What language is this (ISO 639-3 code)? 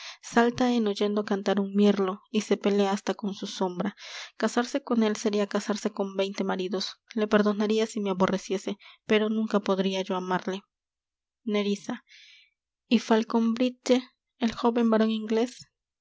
spa